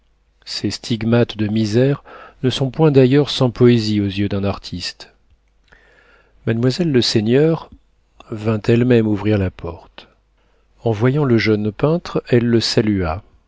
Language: French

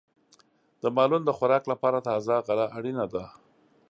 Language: Pashto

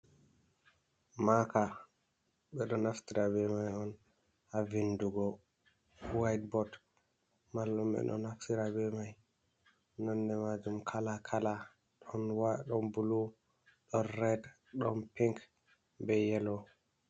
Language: Fula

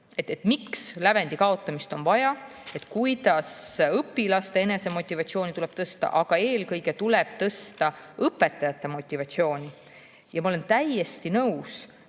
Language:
Estonian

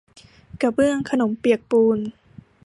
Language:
Thai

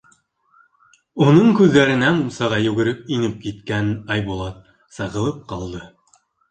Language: Bashkir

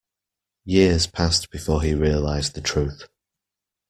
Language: English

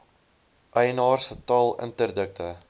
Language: Afrikaans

